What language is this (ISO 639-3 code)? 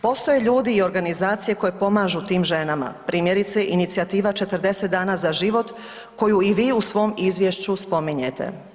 hrv